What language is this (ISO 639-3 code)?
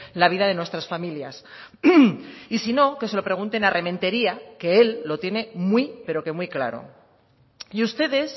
spa